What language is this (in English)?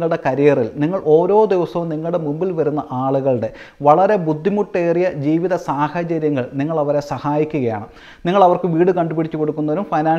Malayalam